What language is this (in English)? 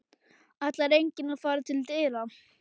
Icelandic